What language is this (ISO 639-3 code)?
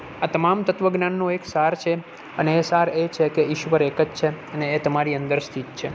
guj